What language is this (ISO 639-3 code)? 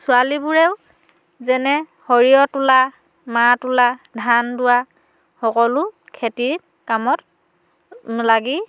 asm